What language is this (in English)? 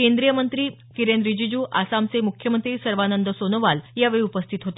Marathi